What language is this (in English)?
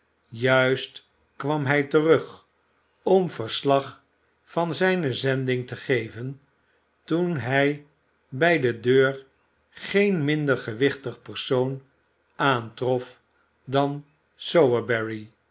Dutch